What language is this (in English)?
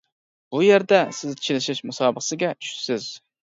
Uyghur